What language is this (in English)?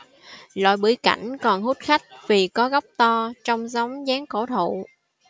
Vietnamese